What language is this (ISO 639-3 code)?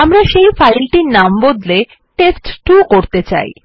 ben